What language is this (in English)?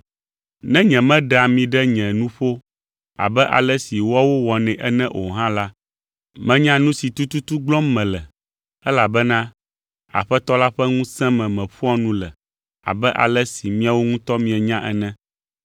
Ewe